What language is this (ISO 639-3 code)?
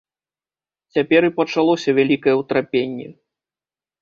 bel